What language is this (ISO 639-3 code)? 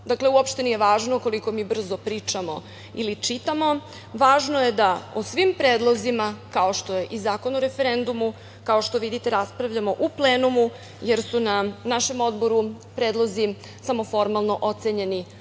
srp